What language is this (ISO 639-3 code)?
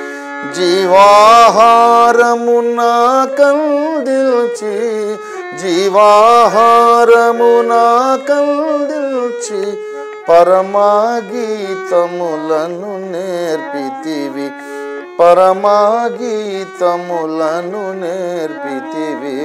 ron